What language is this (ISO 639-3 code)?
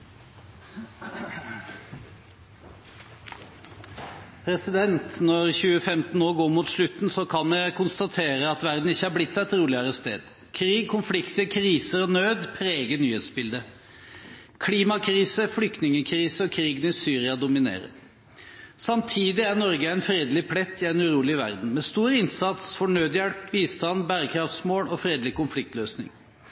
nob